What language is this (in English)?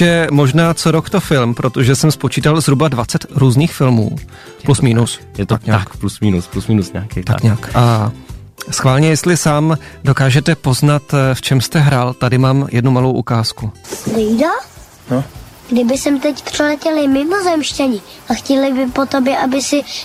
Czech